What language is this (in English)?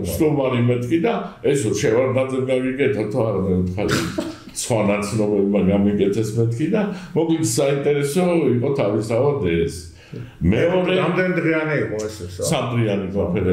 Romanian